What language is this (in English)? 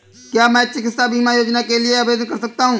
Hindi